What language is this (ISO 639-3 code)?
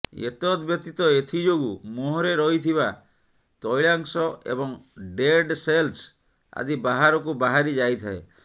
ori